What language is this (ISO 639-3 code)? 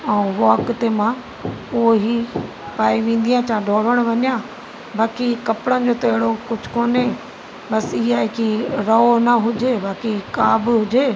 snd